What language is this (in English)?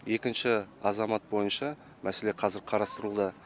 Kazakh